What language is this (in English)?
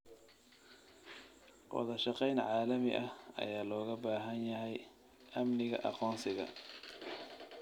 Somali